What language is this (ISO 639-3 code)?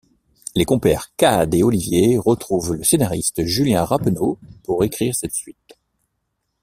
fra